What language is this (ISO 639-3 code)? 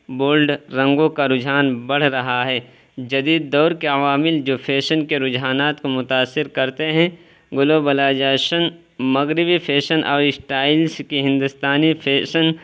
urd